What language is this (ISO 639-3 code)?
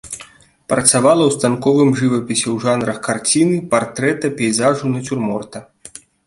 bel